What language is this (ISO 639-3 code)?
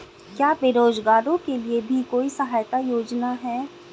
hin